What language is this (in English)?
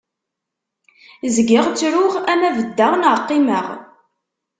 Kabyle